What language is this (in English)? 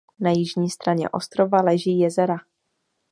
Czech